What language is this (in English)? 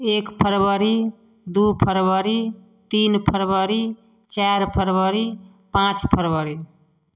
Maithili